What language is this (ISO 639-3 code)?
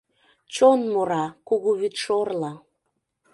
chm